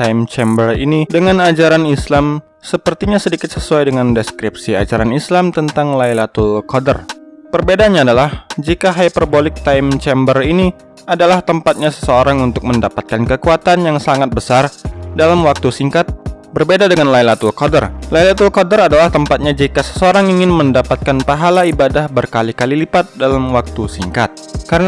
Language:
Indonesian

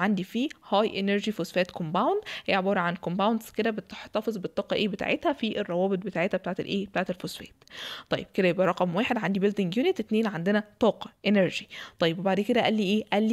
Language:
Arabic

